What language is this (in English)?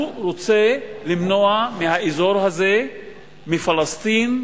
Hebrew